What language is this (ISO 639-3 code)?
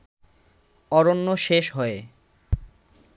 ben